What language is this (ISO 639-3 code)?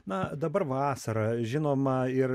lit